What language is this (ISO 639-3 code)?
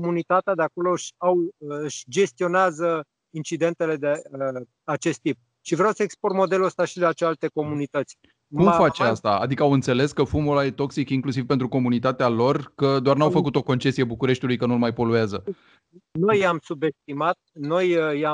ron